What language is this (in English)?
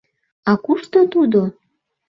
Mari